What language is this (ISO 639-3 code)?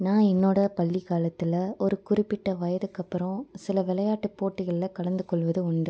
tam